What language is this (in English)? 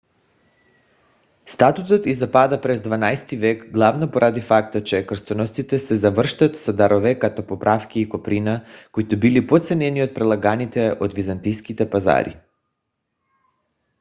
Bulgarian